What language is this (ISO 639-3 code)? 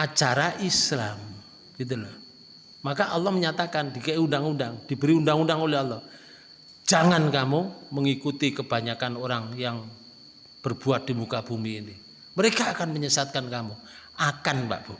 ind